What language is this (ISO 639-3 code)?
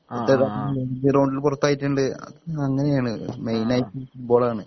mal